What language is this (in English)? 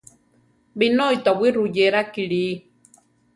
Central Tarahumara